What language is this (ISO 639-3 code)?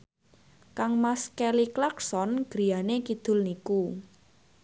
jav